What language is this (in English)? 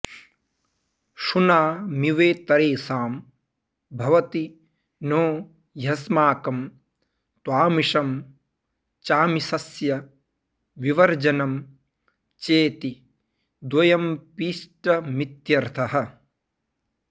Sanskrit